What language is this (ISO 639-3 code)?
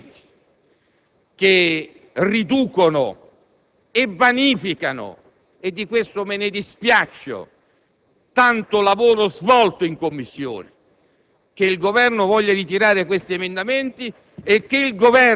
ita